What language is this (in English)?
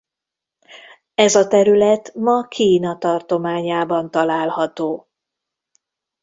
Hungarian